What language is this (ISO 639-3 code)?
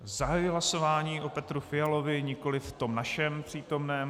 ces